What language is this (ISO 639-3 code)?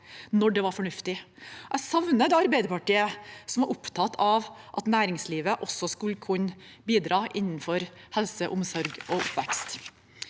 nor